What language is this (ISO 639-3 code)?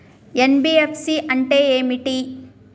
tel